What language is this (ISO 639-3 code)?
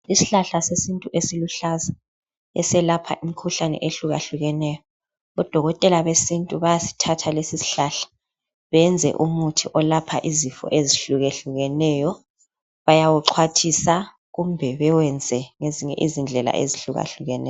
nde